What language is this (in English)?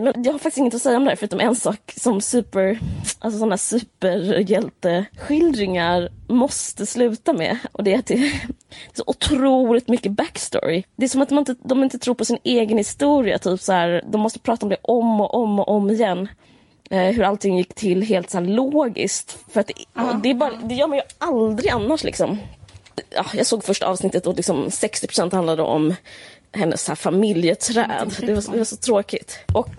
Swedish